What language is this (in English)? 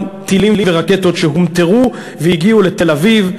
Hebrew